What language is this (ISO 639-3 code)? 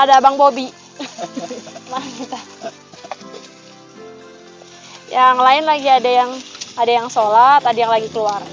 ind